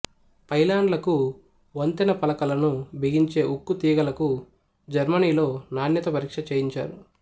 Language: Telugu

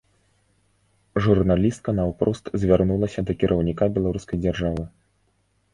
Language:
Belarusian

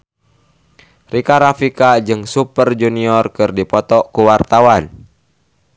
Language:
Sundanese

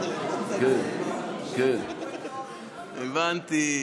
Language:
Hebrew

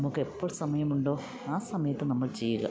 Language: Malayalam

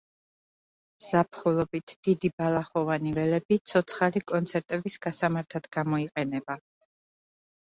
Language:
Georgian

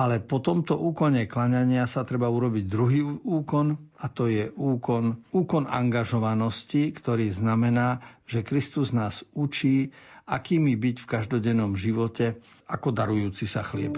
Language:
Slovak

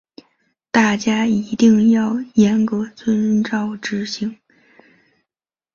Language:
Chinese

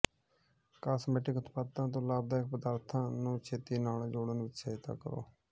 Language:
Punjabi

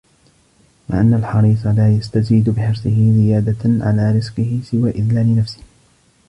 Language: Arabic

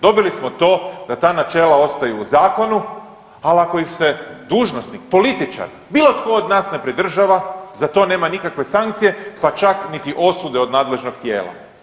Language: Croatian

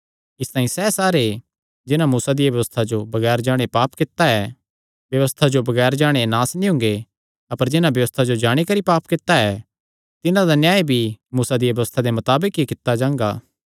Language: Kangri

